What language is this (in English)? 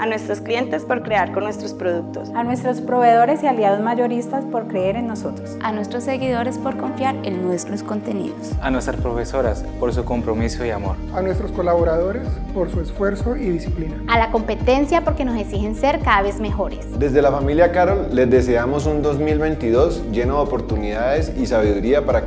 Spanish